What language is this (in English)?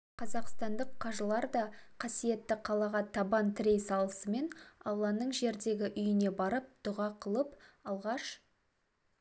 Kazakh